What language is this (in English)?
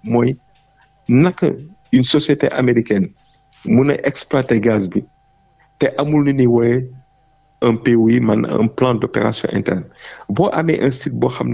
French